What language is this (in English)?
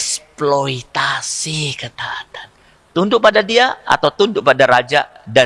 Indonesian